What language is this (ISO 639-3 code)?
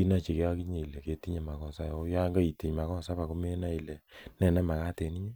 kln